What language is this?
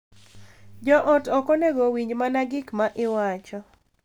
Luo (Kenya and Tanzania)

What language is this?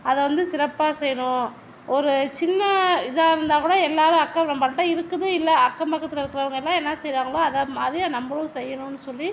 Tamil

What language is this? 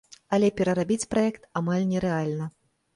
Belarusian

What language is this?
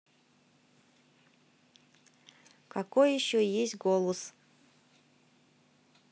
Russian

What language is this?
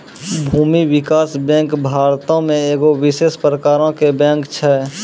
Maithili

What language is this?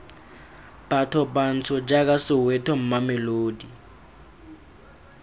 Tswana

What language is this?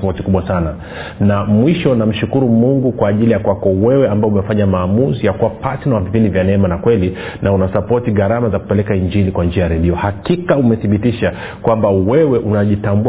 Swahili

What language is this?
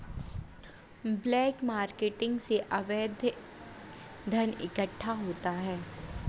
Hindi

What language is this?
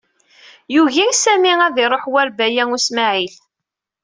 Kabyle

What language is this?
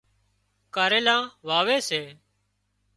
Wadiyara Koli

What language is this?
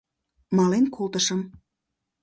Mari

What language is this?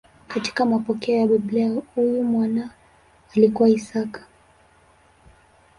Swahili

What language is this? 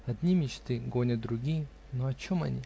Russian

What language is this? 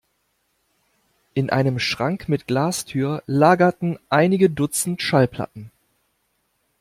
German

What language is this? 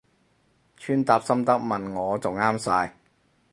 Cantonese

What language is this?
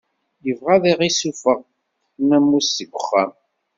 Kabyle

